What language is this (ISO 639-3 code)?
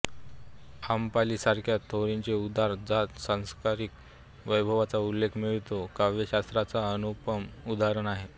mar